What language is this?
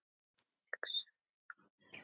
Icelandic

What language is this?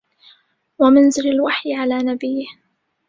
Arabic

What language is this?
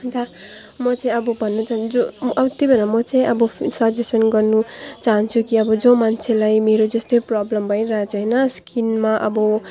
Nepali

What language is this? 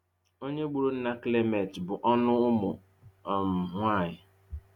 Igbo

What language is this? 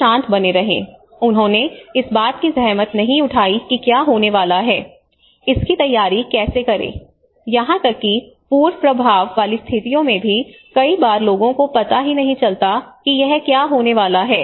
Hindi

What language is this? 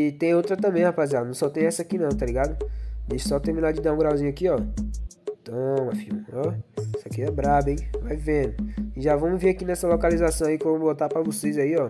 Portuguese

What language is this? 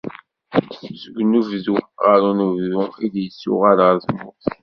Kabyle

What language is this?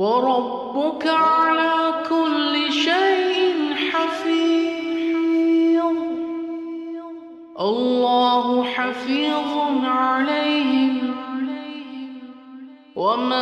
Arabic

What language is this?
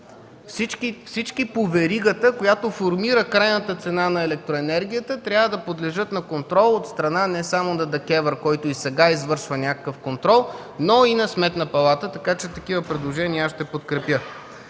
Bulgarian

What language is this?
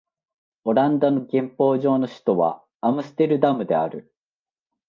Japanese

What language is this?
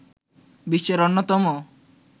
Bangla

